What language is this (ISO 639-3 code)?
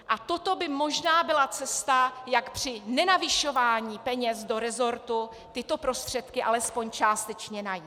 ces